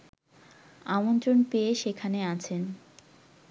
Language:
Bangla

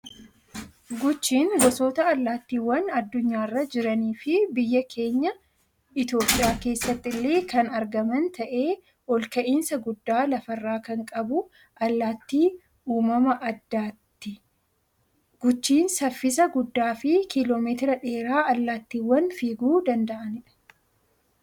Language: Oromo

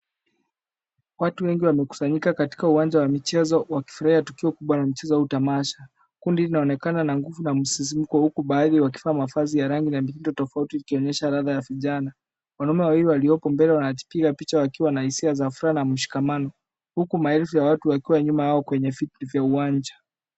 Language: Swahili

